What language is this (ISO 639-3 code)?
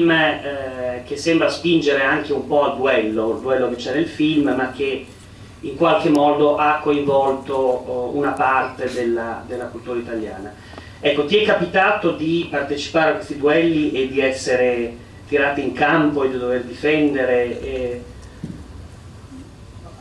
ita